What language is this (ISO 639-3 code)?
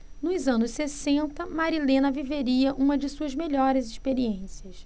por